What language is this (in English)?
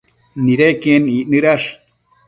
Matsés